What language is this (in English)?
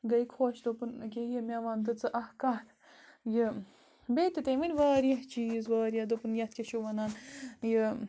Kashmiri